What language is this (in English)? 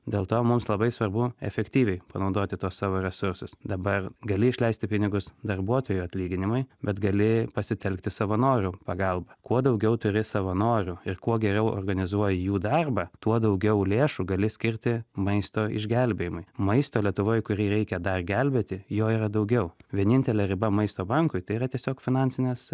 Lithuanian